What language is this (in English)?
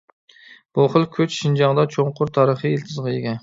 Uyghur